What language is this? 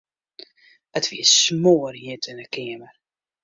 Western Frisian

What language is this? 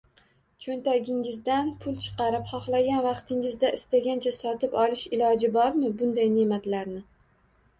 Uzbek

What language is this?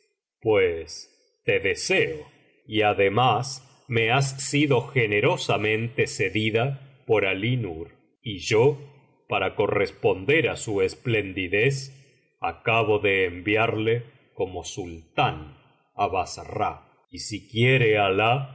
Spanish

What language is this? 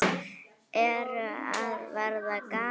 Icelandic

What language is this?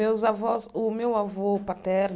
Portuguese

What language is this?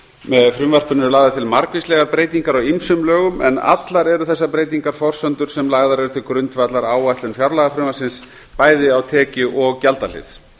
Icelandic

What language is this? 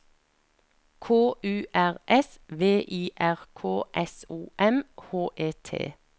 Norwegian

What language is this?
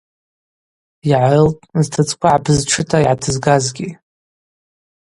Abaza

